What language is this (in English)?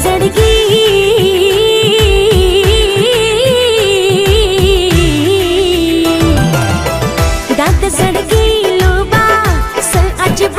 Hindi